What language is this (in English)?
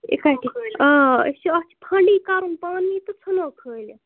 Kashmiri